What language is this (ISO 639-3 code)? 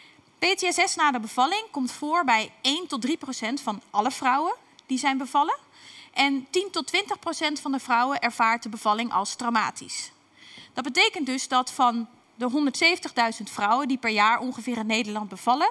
nld